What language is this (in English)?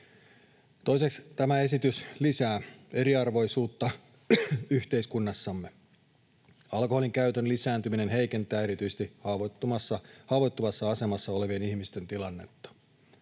Finnish